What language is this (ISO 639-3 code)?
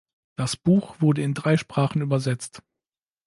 deu